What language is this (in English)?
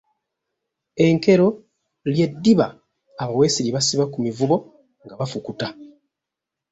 Ganda